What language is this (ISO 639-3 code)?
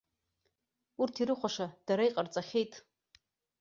abk